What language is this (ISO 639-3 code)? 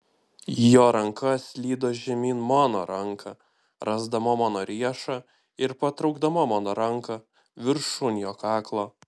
lit